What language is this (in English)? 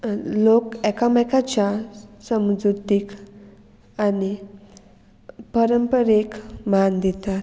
Konkani